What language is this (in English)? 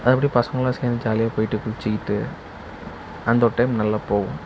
Tamil